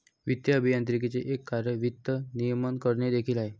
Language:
Marathi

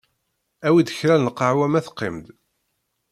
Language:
Kabyle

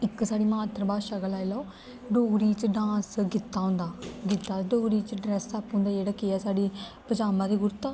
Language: Dogri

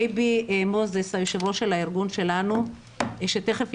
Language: Hebrew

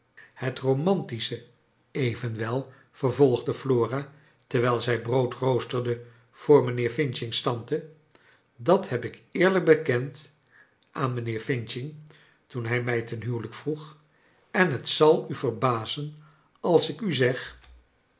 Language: Dutch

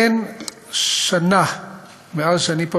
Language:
Hebrew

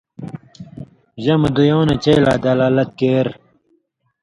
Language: Indus Kohistani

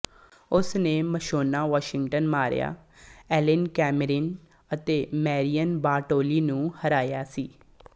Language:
Punjabi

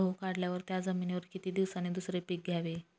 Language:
Marathi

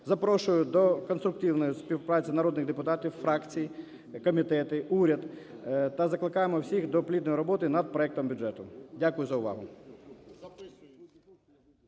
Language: Ukrainian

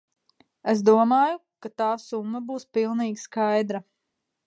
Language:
Latvian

